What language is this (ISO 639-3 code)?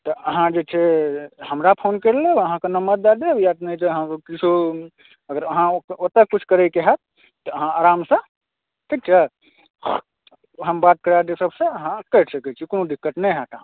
mai